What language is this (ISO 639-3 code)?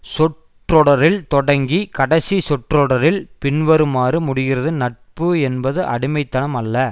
tam